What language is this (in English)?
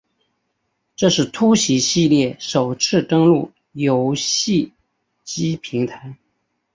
Chinese